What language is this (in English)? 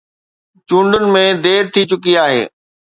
Sindhi